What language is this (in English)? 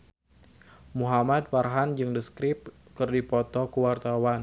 Sundanese